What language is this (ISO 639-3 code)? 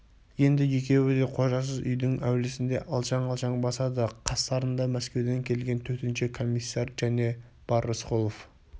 kaz